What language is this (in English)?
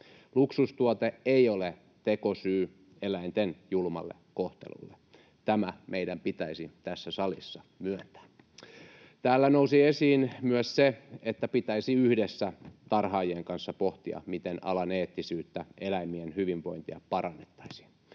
Finnish